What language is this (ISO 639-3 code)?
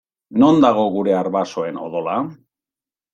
eus